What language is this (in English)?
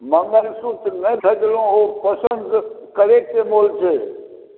Maithili